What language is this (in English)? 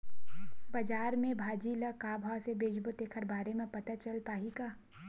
Chhattisgarhi